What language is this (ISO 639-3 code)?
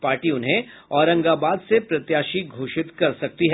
hin